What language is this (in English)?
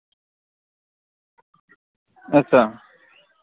Dogri